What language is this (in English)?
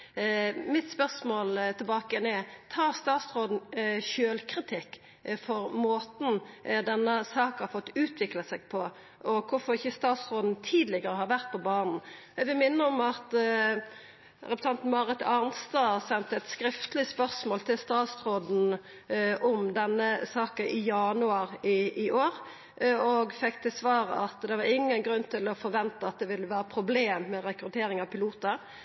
Norwegian Nynorsk